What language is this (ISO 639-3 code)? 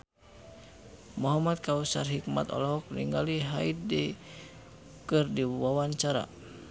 sun